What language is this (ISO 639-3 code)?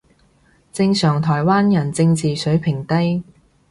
yue